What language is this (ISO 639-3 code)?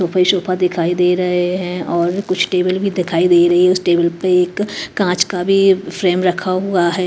hin